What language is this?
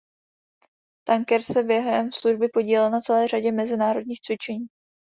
Czech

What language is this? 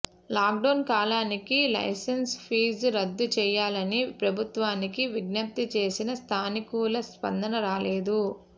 Telugu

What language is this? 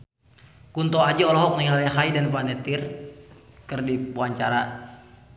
Sundanese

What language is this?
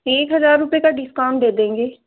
Hindi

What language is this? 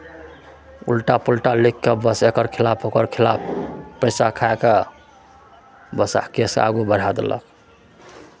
Maithili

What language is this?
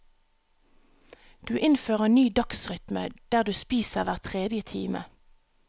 Norwegian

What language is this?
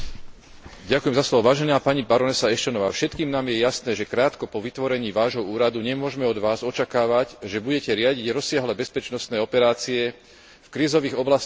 Slovak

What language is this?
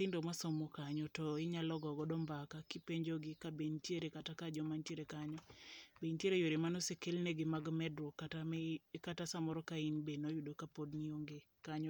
Luo (Kenya and Tanzania)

